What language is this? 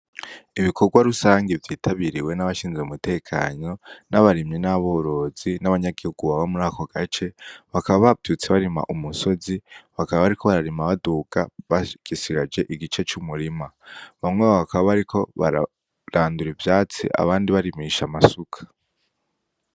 Rundi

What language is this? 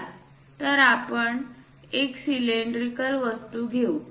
Marathi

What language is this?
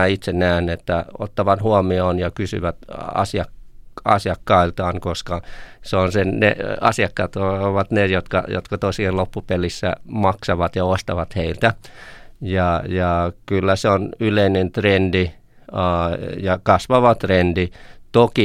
Finnish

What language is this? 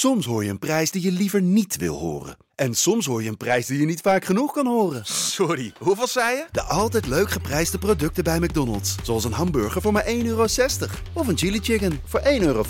Dutch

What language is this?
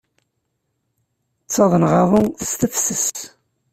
Kabyle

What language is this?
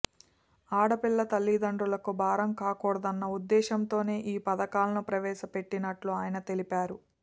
Telugu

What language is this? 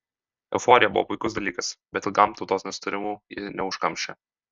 Lithuanian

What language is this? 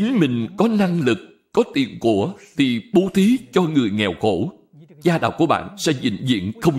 Vietnamese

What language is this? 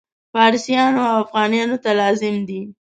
Pashto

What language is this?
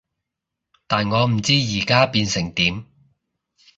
Cantonese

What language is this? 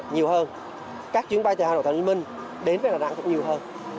Vietnamese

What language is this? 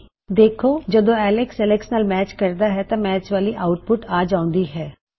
Punjabi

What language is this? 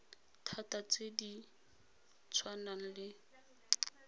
Tswana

